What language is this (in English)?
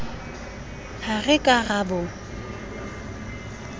Southern Sotho